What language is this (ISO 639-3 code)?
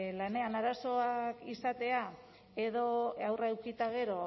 eus